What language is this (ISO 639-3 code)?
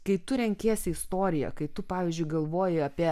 lit